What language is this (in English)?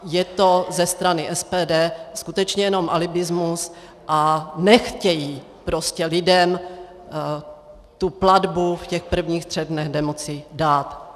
Czech